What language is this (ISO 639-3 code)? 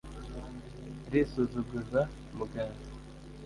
kin